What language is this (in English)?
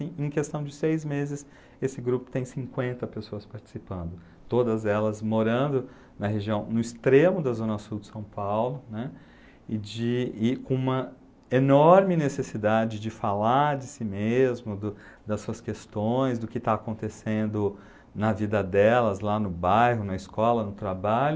Portuguese